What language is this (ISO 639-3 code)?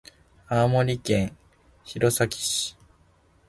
jpn